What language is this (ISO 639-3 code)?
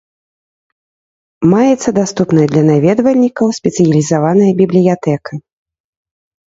bel